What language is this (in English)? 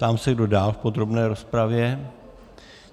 Czech